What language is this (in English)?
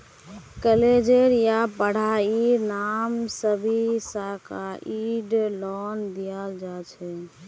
Magahi